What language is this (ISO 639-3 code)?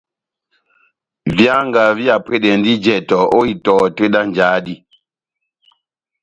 bnm